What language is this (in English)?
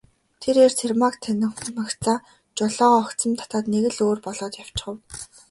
Mongolian